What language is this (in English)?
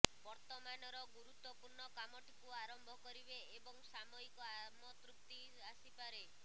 Odia